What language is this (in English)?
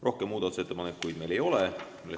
Estonian